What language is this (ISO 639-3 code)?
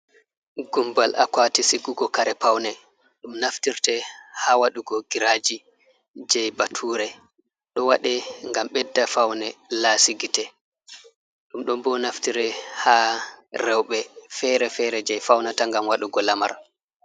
ful